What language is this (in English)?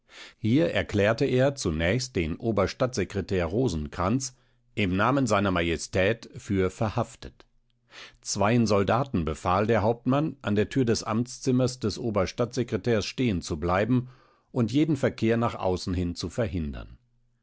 German